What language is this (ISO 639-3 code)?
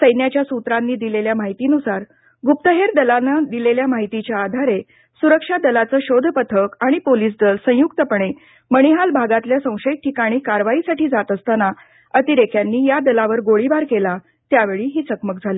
mar